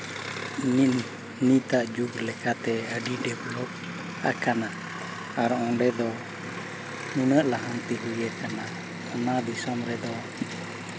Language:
Santali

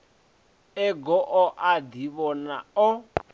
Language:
Venda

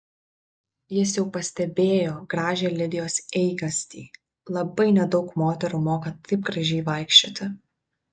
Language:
Lithuanian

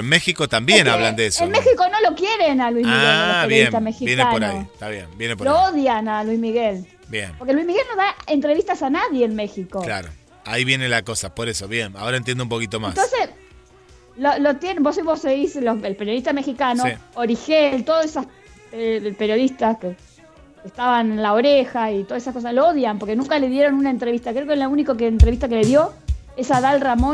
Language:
Spanish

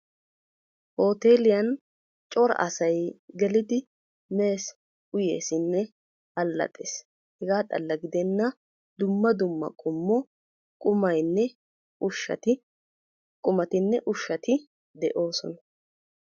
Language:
Wolaytta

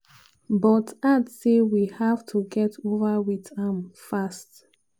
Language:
Nigerian Pidgin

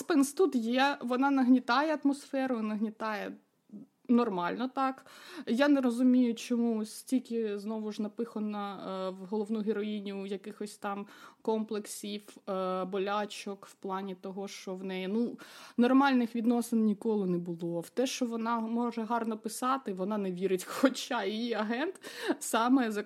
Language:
Ukrainian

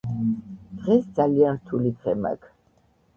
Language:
Georgian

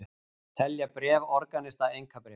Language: Icelandic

